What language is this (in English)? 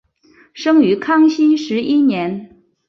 Chinese